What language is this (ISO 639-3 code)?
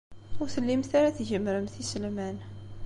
kab